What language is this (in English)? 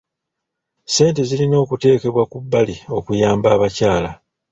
Ganda